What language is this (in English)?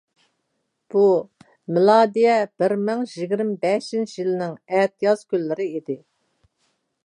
Uyghur